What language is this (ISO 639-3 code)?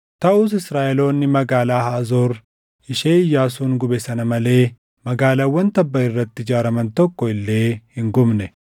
orm